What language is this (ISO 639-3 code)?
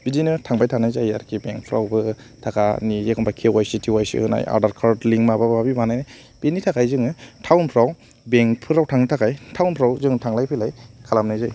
brx